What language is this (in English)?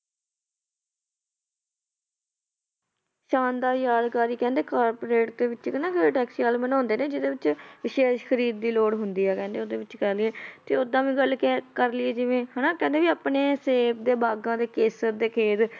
Punjabi